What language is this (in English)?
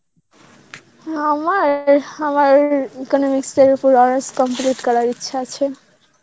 Bangla